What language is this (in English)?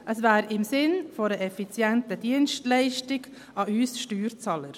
Swiss German